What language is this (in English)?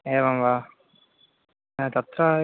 Sanskrit